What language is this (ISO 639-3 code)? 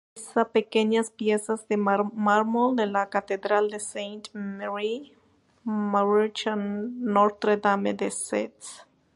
spa